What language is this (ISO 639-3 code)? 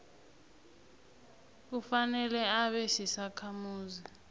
nbl